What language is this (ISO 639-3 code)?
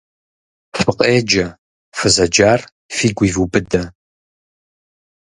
kbd